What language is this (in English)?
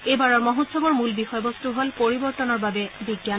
Assamese